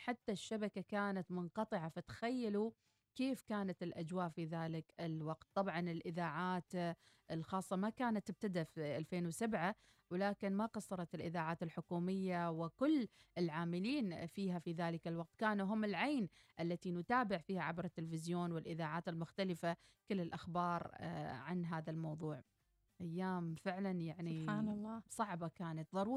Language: Arabic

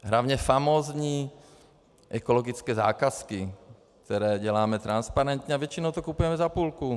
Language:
Czech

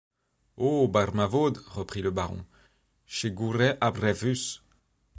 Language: French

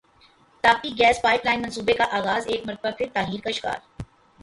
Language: Urdu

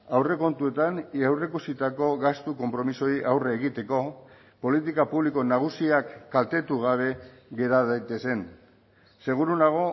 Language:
Basque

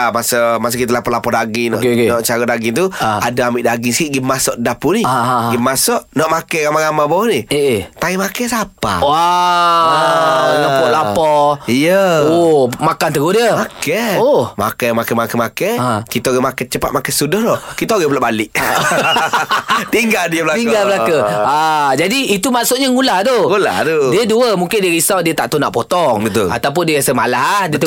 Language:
Malay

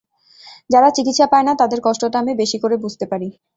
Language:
Bangla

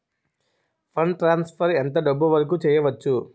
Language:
Telugu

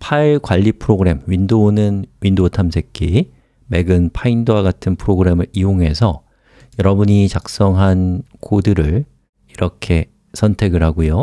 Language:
Korean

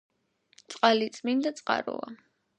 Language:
Georgian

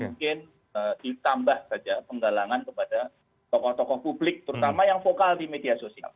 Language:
Indonesian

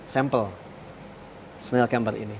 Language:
Indonesian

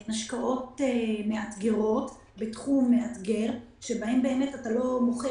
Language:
Hebrew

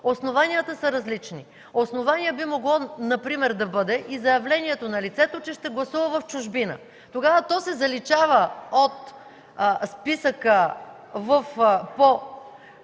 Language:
Bulgarian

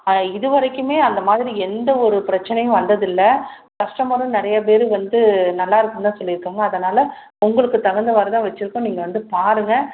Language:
Tamil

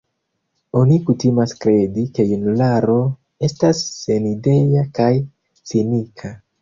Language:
Esperanto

